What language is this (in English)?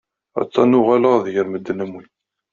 Kabyle